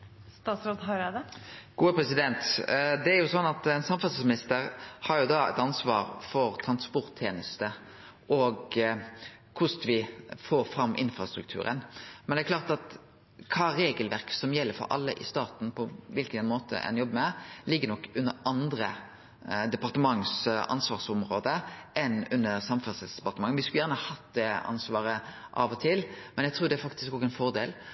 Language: Norwegian Nynorsk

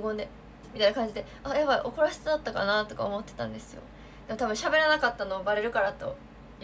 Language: Japanese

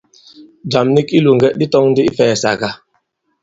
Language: Bankon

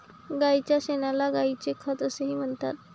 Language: Marathi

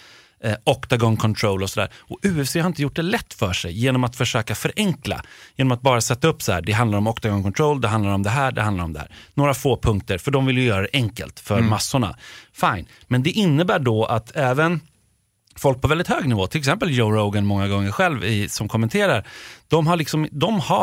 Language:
Swedish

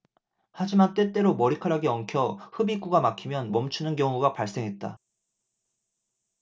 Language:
Korean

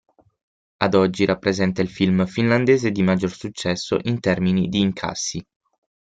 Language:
Italian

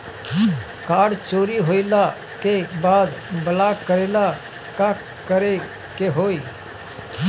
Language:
Bhojpuri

